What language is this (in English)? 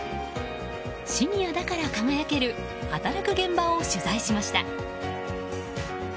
Japanese